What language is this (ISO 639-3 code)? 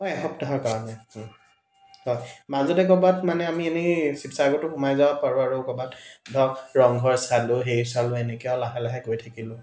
asm